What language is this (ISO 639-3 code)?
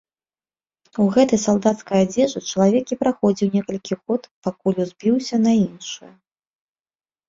bel